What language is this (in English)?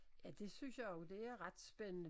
Danish